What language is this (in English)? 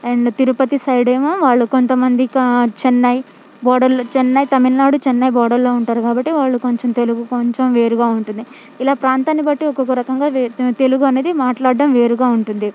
Telugu